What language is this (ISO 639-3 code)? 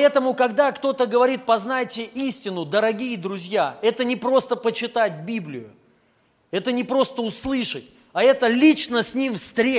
rus